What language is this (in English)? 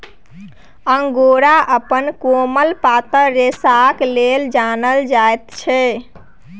Maithili